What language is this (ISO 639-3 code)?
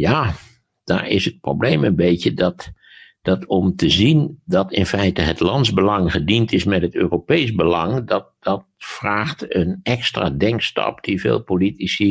nld